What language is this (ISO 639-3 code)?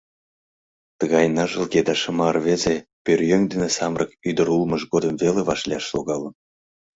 chm